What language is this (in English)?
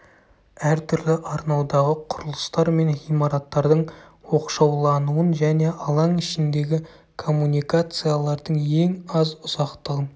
Kazakh